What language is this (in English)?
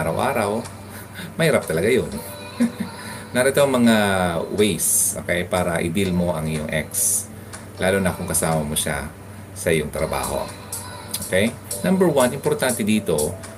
Filipino